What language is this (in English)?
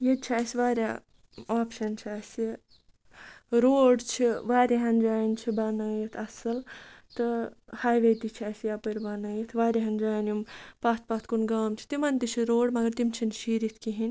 Kashmiri